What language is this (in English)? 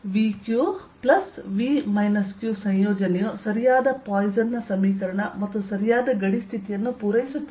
Kannada